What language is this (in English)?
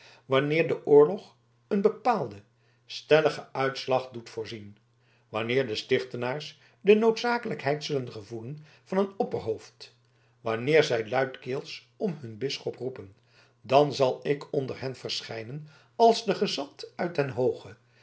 Dutch